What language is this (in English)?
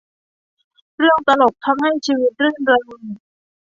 Thai